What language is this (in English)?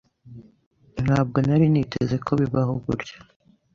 Kinyarwanda